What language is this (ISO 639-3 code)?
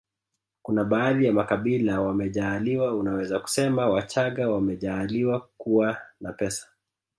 swa